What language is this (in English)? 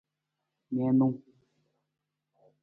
Nawdm